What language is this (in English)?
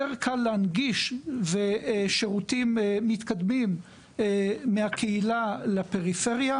Hebrew